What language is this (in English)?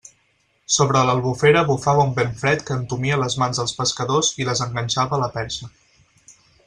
Catalan